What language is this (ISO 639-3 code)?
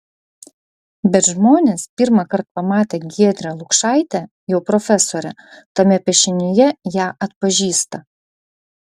lit